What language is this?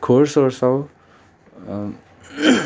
Nepali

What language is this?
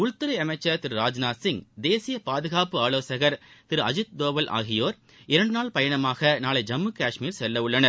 Tamil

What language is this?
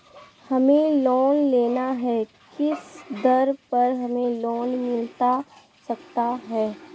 Magahi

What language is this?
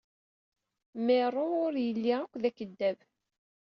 Kabyle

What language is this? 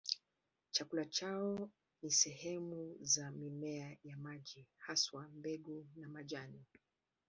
Swahili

